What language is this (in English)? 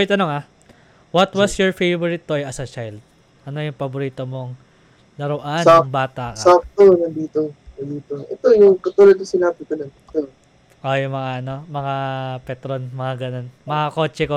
Filipino